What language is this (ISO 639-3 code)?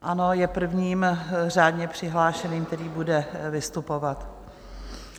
ces